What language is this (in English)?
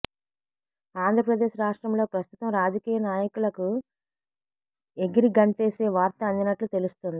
Telugu